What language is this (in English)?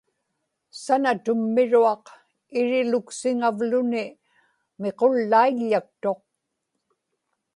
Inupiaq